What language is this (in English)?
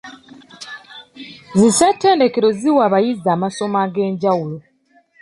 Ganda